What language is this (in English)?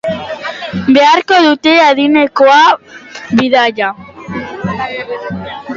Basque